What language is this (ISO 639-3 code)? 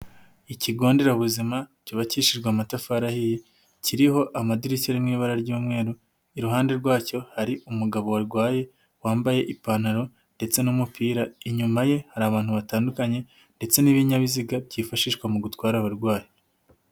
kin